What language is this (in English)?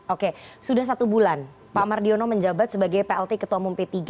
Indonesian